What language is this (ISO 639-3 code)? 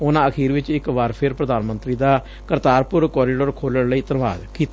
pan